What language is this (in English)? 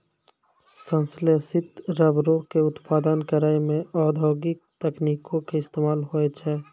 Maithili